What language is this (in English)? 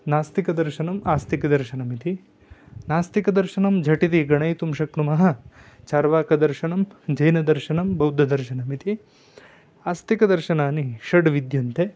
Sanskrit